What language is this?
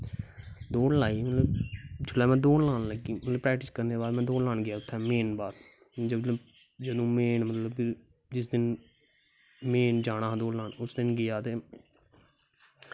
Dogri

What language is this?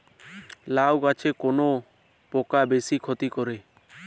Bangla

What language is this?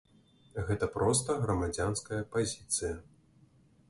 Belarusian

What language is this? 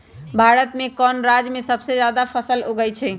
Magahi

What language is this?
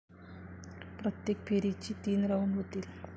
Marathi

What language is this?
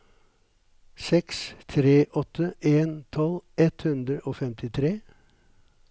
Norwegian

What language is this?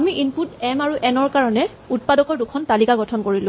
Assamese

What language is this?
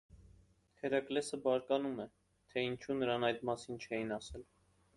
Armenian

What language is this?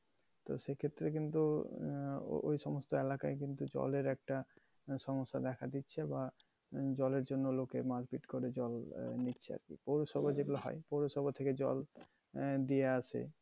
Bangla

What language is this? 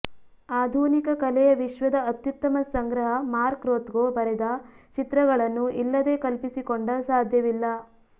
Kannada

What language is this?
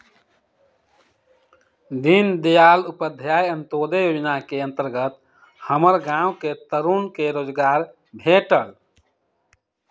Magahi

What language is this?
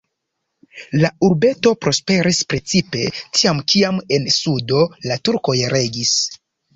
Esperanto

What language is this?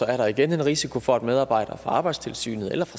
Danish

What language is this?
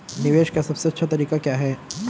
Hindi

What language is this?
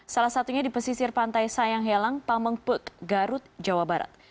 Indonesian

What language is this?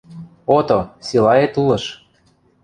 Western Mari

